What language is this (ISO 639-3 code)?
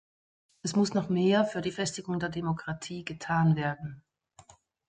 deu